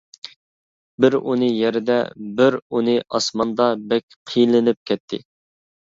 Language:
Uyghur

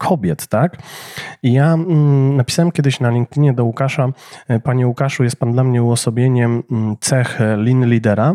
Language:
Polish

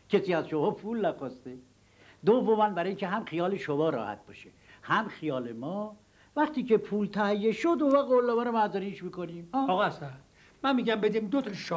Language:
Persian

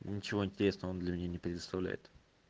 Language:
Russian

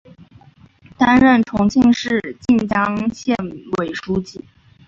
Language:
Chinese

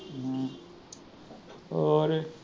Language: Punjabi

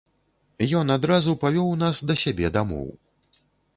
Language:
Belarusian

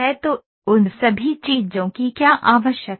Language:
Hindi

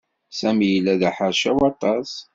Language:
Kabyle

